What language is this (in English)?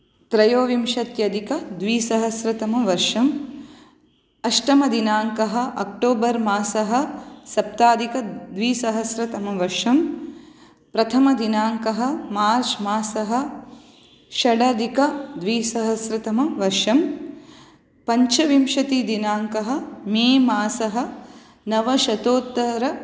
Sanskrit